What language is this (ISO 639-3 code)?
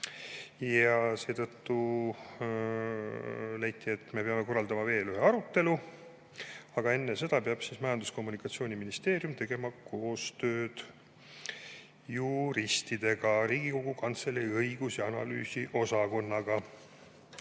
est